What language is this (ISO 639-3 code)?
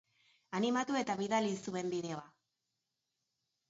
eus